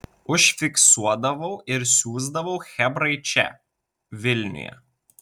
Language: Lithuanian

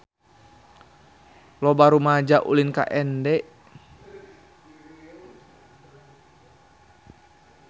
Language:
Sundanese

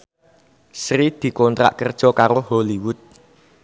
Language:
Javanese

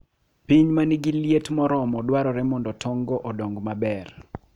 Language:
Luo (Kenya and Tanzania)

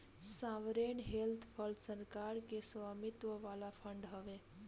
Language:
Bhojpuri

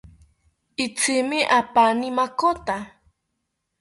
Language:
South Ucayali Ashéninka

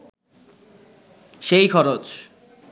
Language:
Bangla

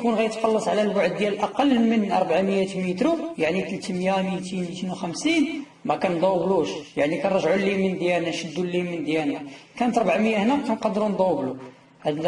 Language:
Arabic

